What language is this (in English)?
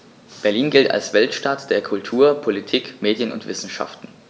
German